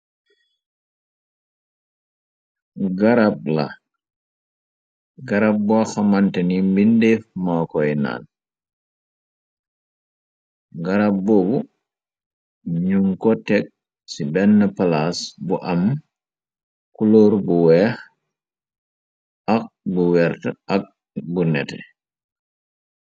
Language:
Wolof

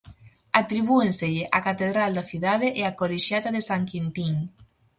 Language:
Galician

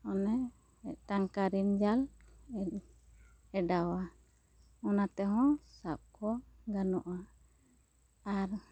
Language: Santali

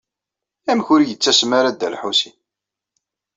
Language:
Kabyle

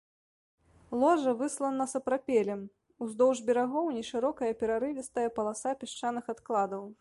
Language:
Belarusian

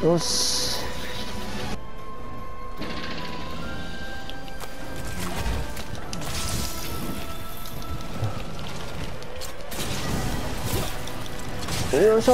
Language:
Japanese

